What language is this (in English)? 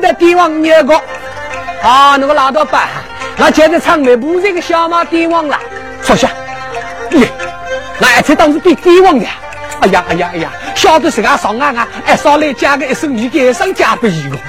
Chinese